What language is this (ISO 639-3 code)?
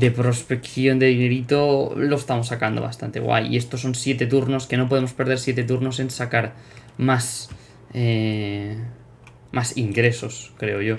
spa